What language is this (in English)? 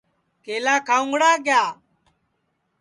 Sansi